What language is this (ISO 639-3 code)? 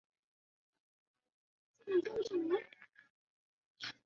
zho